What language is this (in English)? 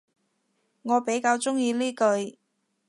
Cantonese